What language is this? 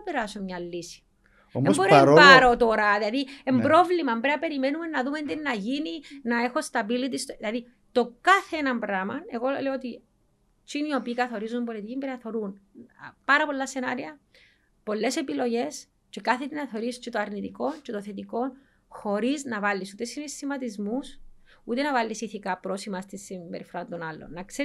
Greek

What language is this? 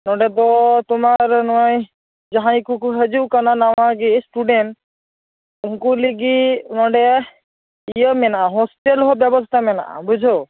Santali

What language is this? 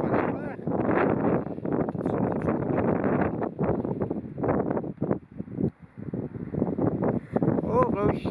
Dutch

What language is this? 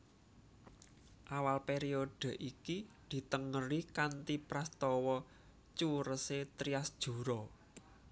Javanese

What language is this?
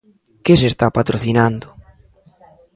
Galician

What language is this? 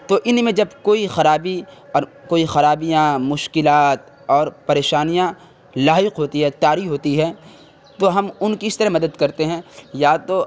Urdu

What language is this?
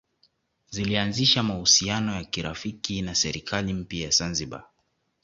Swahili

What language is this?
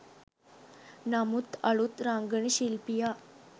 Sinhala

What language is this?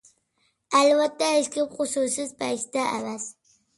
Uyghur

